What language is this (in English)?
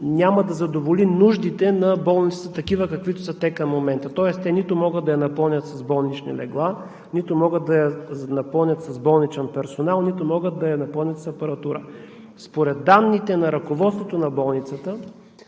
Bulgarian